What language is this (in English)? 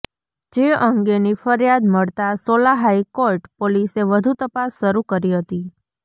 Gujarati